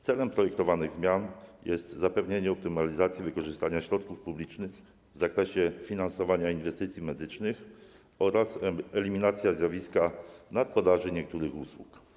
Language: Polish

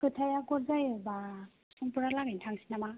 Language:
Bodo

